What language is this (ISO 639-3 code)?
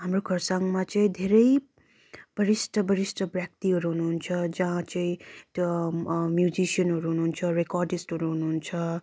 nep